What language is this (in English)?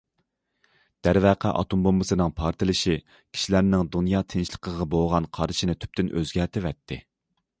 Uyghur